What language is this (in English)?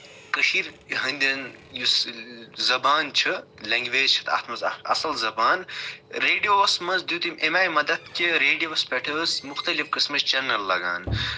Kashmiri